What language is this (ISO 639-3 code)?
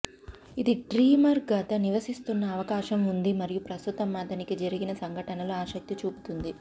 tel